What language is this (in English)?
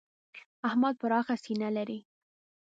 Pashto